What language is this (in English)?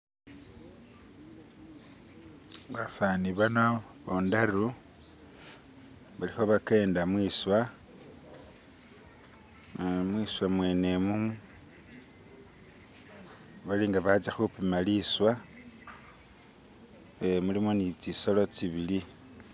Masaaba